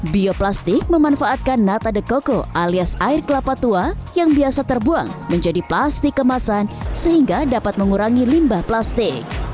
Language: Indonesian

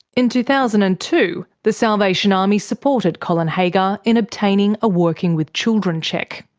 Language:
English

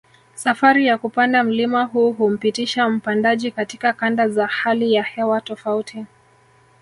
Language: Swahili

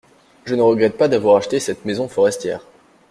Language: French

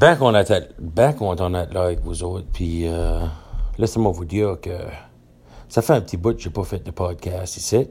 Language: French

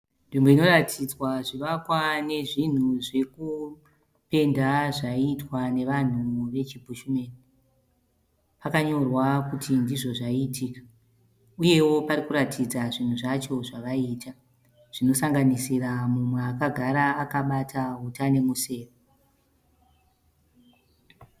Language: Shona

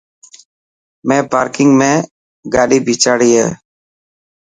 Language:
Dhatki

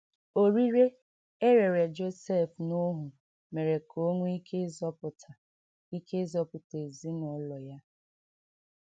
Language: Igbo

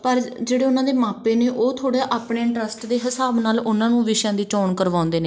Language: Punjabi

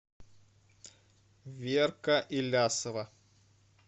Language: Russian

